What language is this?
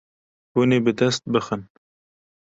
Kurdish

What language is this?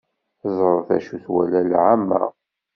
Kabyle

